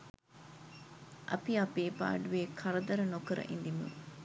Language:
Sinhala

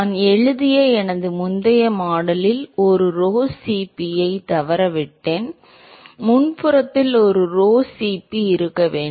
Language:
Tamil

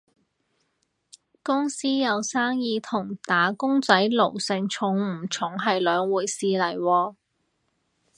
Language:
Cantonese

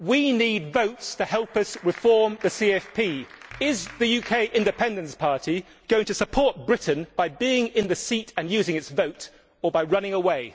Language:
English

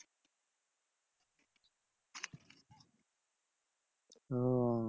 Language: Bangla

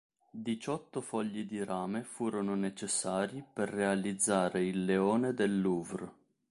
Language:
Italian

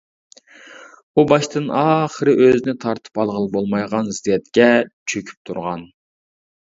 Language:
Uyghur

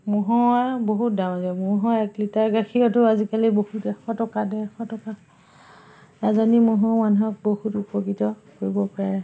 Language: Assamese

